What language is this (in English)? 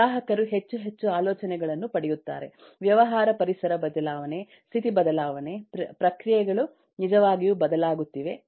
Kannada